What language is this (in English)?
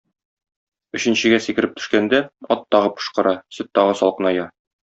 Tatar